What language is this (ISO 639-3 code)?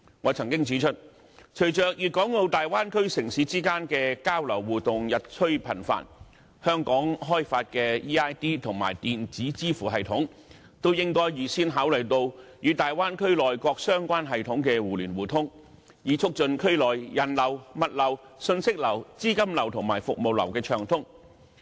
yue